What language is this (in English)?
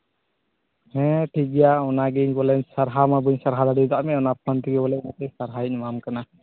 Santali